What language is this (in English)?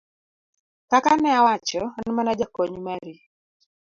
Luo (Kenya and Tanzania)